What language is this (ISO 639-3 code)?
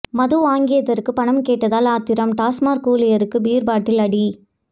tam